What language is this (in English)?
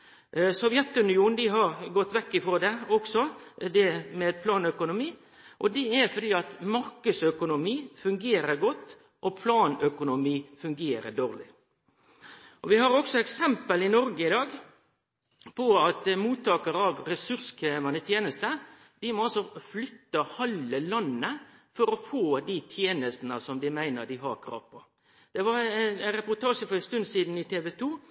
Norwegian Nynorsk